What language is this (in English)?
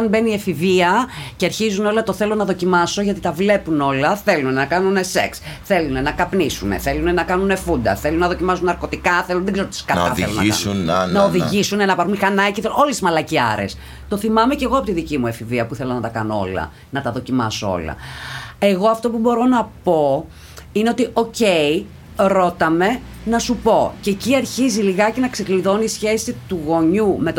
Greek